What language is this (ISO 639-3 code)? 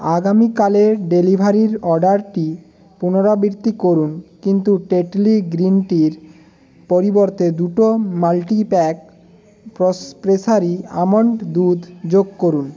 ben